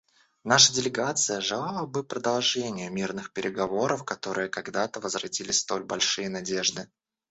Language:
Russian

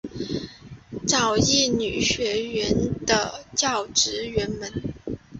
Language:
Chinese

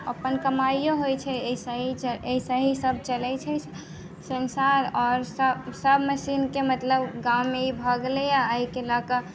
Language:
Maithili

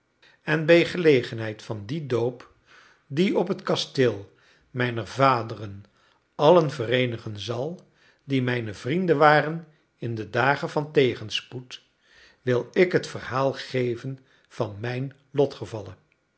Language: Dutch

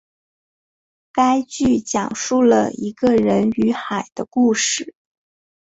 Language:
Chinese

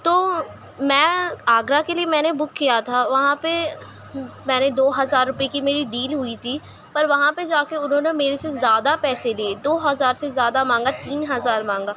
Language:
Urdu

